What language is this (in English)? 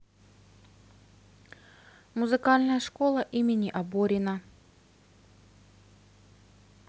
Russian